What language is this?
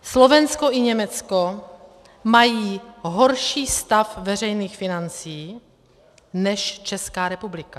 Czech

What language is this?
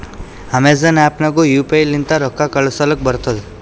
Kannada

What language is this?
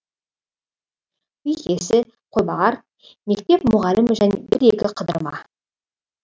Kazakh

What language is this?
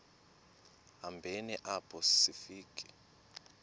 Xhosa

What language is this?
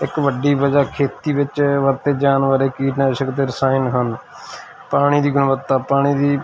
Punjabi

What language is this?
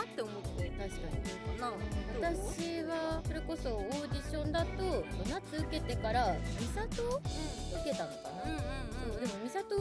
Japanese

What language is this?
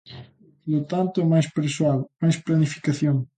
Galician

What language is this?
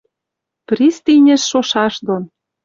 Western Mari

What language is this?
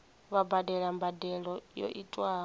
Venda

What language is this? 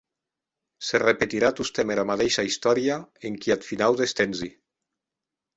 Occitan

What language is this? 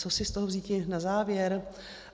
Czech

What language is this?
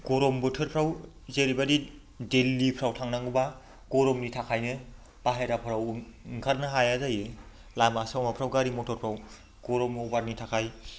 Bodo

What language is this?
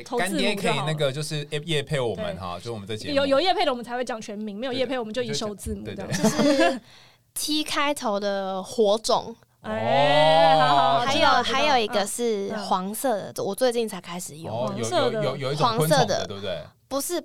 Chinese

